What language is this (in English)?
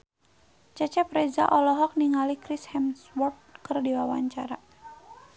Sundanese